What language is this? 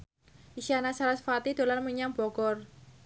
Javanese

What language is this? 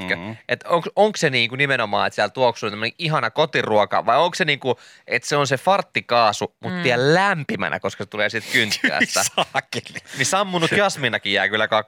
Finnish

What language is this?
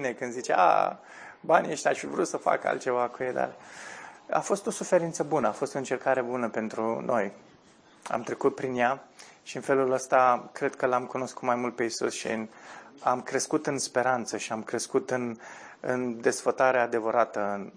Romanian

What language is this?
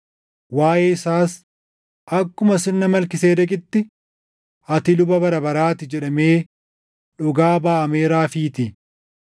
Oromo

